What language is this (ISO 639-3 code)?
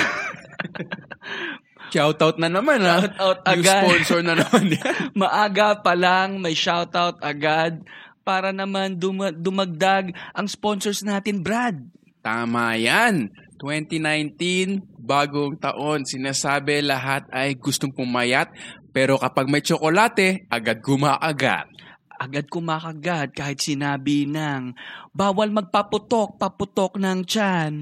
fil